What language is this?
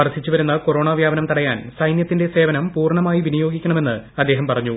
Malayalam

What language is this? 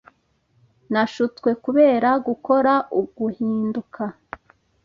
Kinyarwanda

